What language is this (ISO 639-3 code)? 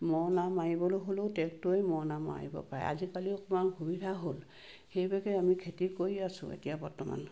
asm